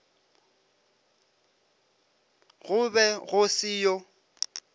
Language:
Northern Sotho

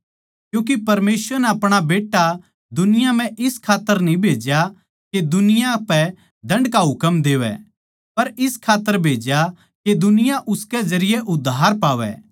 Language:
Haryanvi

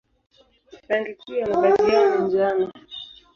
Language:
Swahili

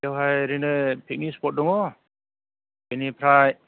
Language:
Bodo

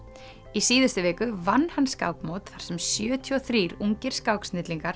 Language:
Icelandic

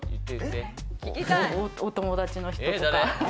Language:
Japanese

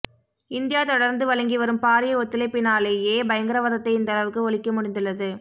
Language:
Tamil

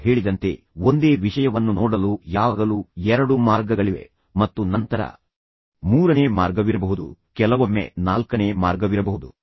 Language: Kannada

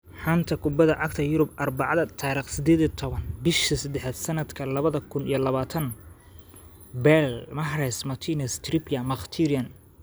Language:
Somali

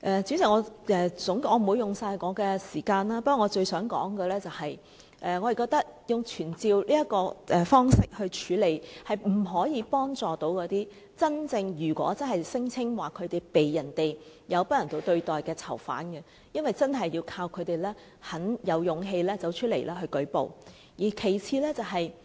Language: Cantonese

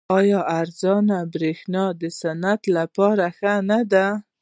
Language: Pashto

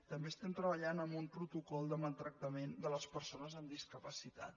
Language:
Catalan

